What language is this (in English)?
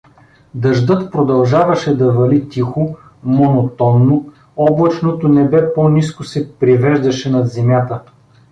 Bulgarian